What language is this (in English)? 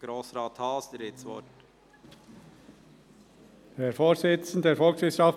Swiss German